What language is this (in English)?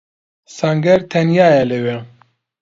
Central Kurdish